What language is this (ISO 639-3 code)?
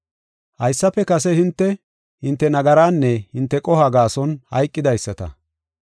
gof